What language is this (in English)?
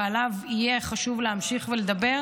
Hebrew